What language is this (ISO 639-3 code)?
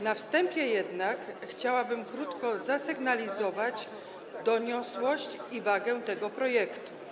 pol